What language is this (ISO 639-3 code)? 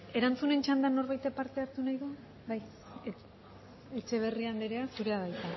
eus